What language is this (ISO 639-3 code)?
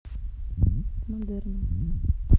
rus